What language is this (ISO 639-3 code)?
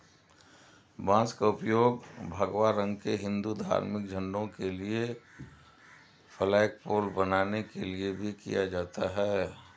hin